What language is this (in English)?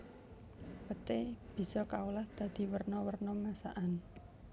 Javanese